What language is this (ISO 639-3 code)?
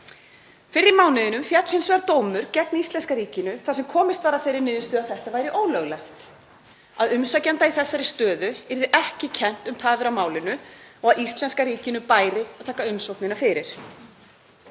isl